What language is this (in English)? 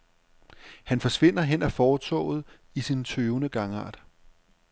Danish